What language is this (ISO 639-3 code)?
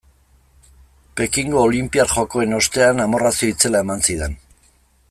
eus